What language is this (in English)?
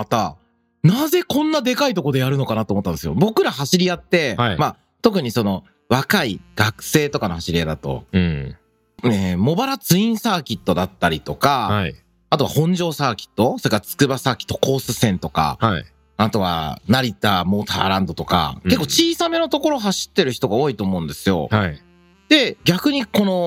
Japanese